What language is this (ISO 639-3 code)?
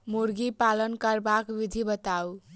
mai